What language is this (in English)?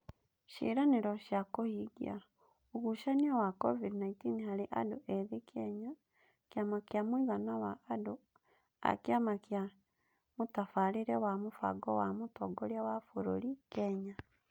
Kikuyu